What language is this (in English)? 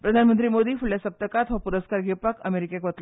Konkani